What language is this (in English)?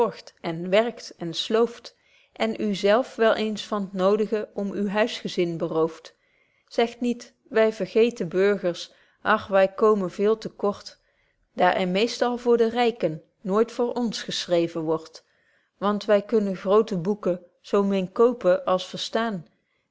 Dutch